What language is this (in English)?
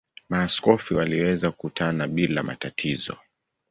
Swahili